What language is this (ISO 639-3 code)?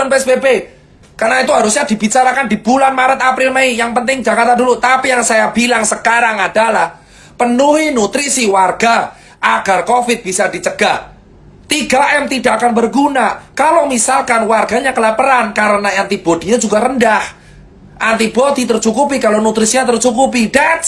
ind